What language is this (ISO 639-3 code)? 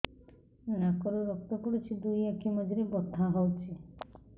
ori